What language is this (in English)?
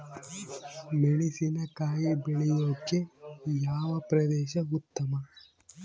Kannada